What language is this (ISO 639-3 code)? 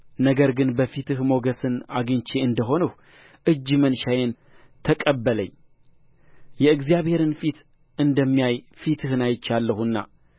amh